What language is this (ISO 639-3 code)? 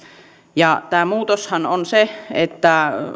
fin